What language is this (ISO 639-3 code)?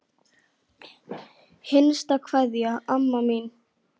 isl